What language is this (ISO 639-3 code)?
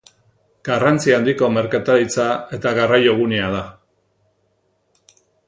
eus